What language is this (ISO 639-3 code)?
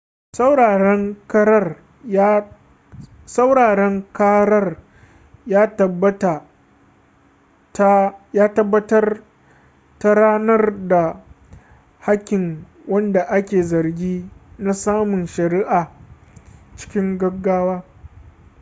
hau